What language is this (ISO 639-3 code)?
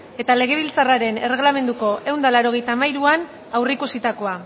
eus